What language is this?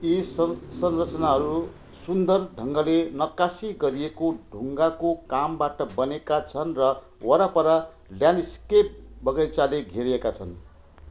Nepali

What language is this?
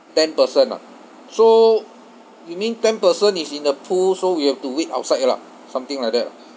English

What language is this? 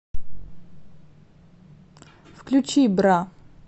Russian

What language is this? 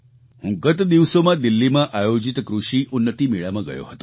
Gujarati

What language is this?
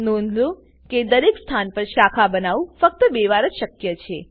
Gujarati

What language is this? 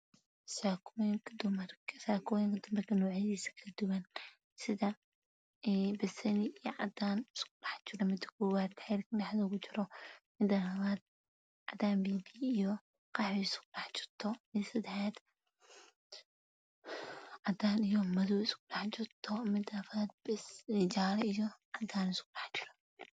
Somali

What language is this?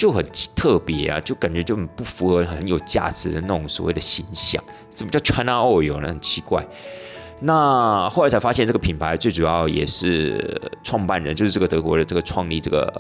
Chinese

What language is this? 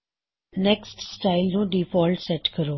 Punjabi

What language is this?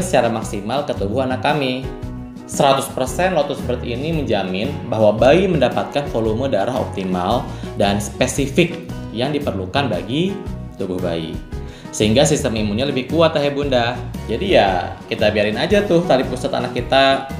Indonesian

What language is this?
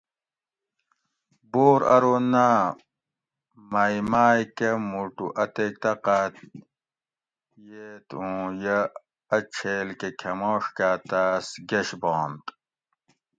Gawri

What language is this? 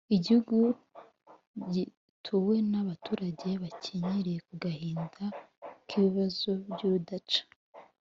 Kinyarwanda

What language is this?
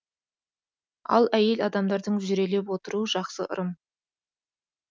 Kazakh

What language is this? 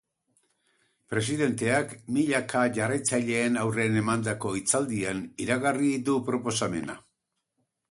Basque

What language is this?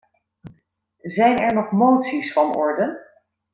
Dutch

